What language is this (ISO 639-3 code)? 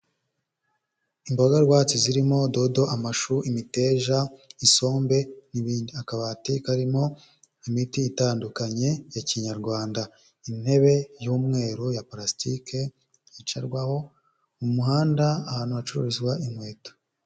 kin